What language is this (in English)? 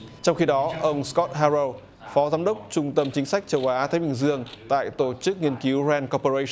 Vietnamese